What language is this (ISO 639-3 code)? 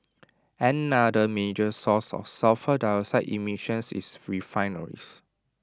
eng